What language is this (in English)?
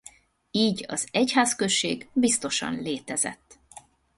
Hungarian